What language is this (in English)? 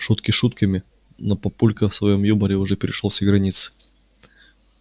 Russian